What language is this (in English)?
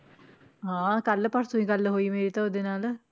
Punjabi